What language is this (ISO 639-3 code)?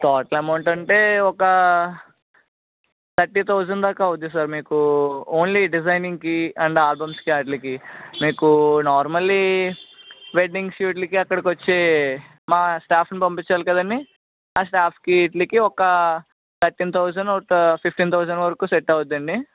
tel